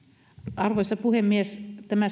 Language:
Finnish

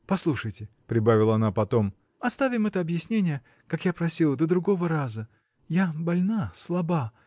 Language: Russian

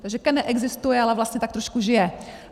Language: Czech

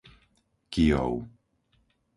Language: Slovak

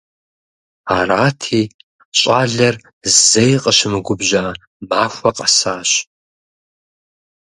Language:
Kabardian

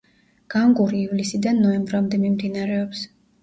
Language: Georgian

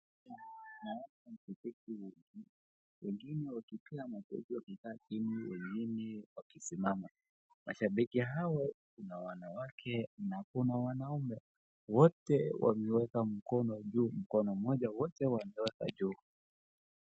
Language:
Swahili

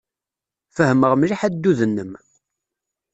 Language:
Kabyle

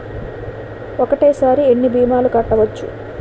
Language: Telugu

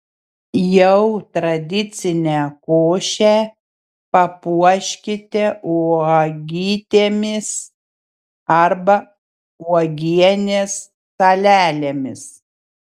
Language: Lithuanian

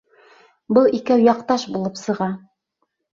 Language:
Bashkir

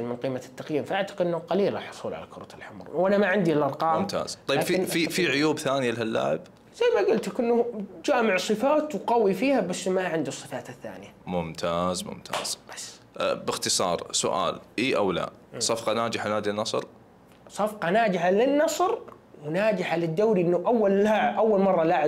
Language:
Arabic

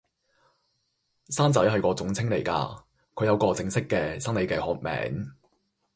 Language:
Cantonese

